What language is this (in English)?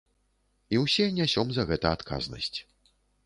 Belarusian